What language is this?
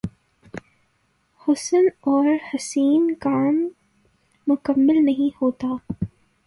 Urdu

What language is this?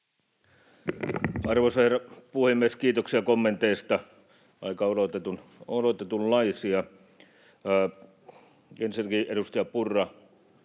Finnish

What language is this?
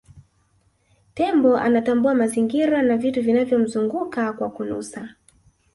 Swahili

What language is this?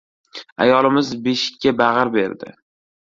Uzbek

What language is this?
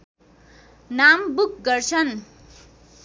Nepali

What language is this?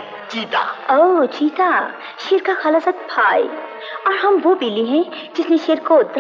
Hindi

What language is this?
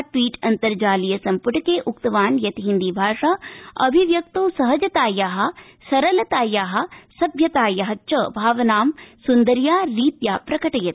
Sanskrit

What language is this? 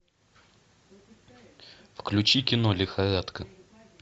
Russian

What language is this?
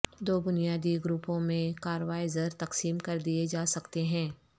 Urdu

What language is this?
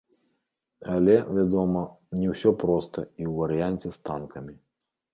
Belarusian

